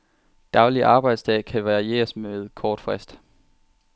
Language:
Danish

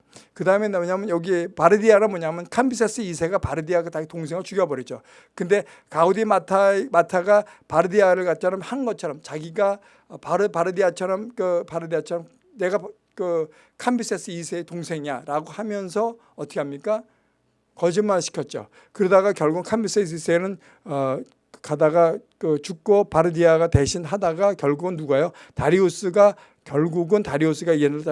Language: Korean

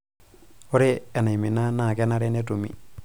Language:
Masai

